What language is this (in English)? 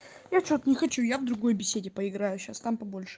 Russian